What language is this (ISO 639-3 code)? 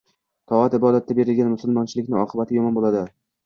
uzb